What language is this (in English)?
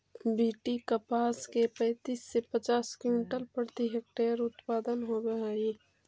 Magahi